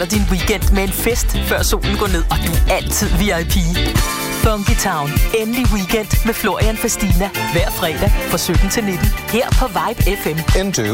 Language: Danish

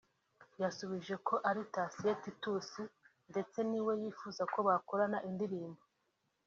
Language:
Kinyarwanda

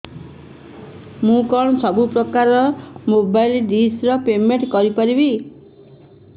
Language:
Odia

